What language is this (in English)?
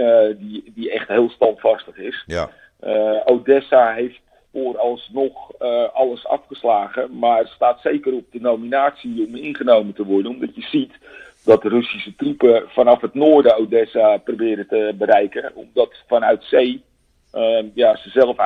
Dutch